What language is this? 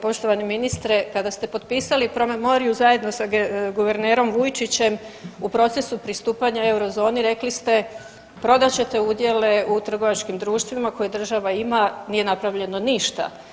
Croatian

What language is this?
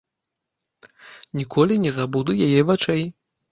Belarusian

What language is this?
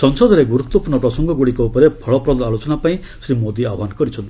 Odia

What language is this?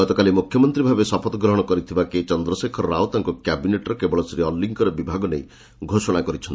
Odia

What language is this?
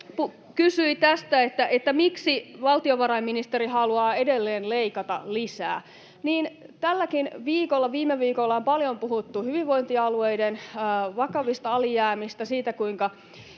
Finnish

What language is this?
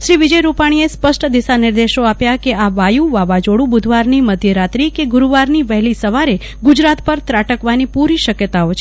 Gujarati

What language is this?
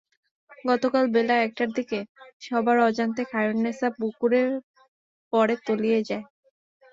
Bangla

